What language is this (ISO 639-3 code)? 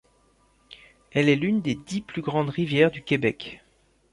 fra